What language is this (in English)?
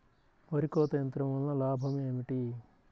Telugu